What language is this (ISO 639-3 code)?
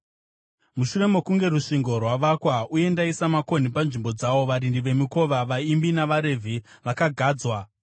sna